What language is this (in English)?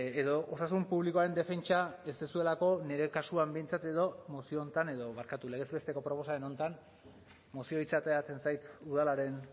Basque